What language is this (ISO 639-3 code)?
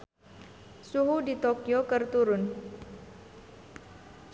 sun